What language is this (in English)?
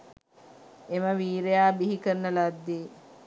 Sinhala